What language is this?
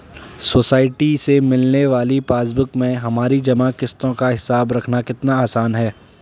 Hindi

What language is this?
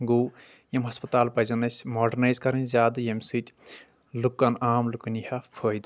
Kashmiri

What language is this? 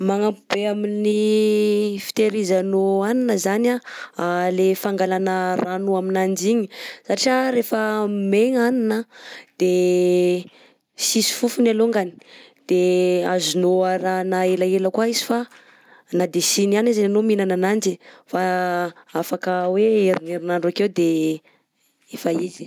Southern Betsimisaraka Malagasy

